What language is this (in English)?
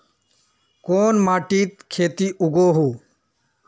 Magahi